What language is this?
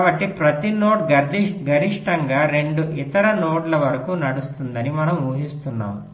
Telugu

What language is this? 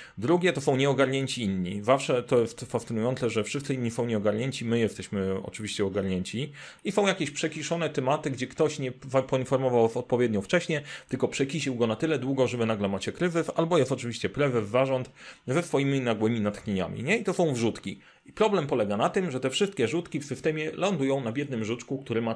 Polish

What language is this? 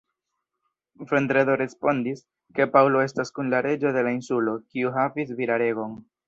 Esperanto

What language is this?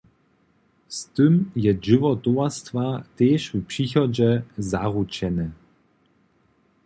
Upper Sorbian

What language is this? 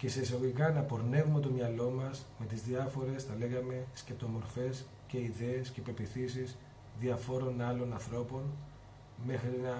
Greek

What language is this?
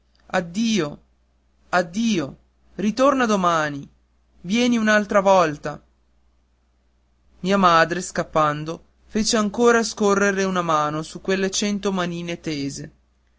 Italian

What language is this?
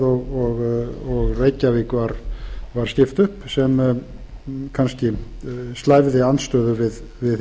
Icelandic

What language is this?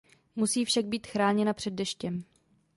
Czech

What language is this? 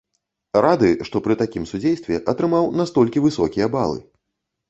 Belarusian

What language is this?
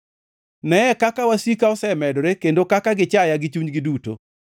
Luo (Kenya and Tanzania)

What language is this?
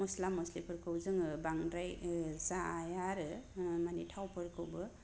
Bodo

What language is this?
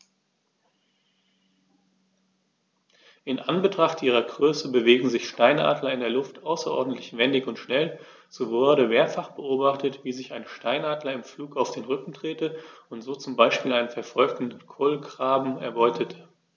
German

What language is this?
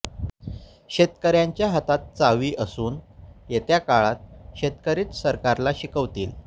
Marathi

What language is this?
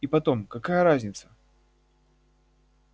Russian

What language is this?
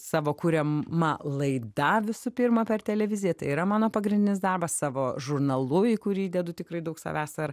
Lithuanian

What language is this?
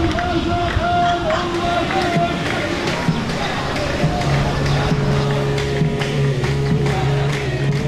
Hebrew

